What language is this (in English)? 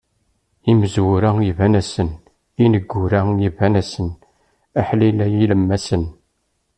Kabyle